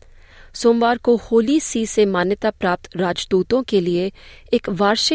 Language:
Hindi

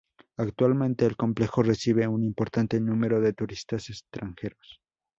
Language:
Spanish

